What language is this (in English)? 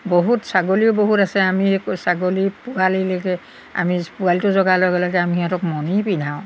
Assamese